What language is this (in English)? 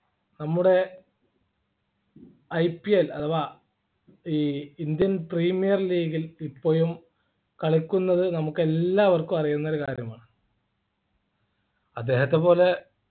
Malayalam